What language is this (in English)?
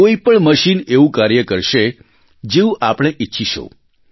Gujarati